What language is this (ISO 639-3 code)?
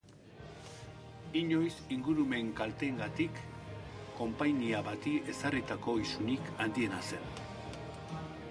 eus